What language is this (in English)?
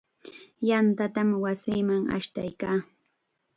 Chiquián Ancash Quechua